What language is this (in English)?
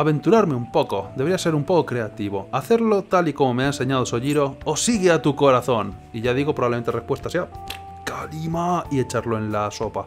Spanish